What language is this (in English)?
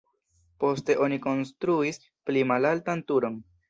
Esperanto